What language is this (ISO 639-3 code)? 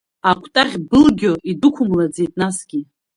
abk